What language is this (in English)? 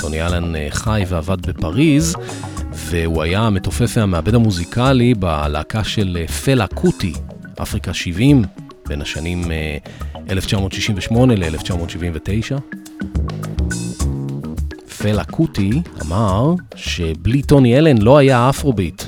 Hebrew